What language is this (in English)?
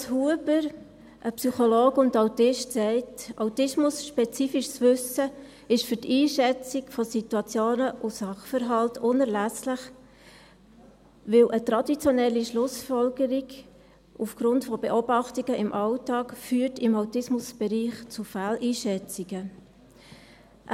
Swiss German